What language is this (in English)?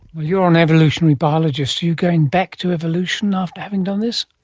English